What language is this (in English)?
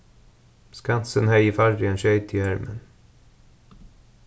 Faroese